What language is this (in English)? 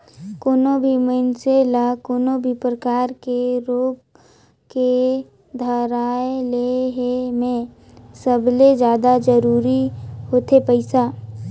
Chhattisgarhi